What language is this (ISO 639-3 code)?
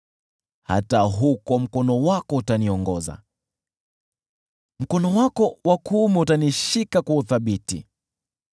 swa